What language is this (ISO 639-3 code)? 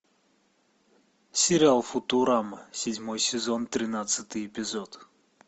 rus